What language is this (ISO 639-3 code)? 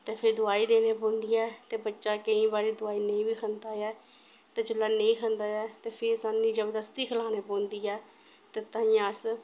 doi